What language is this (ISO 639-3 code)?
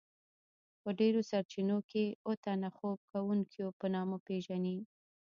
pus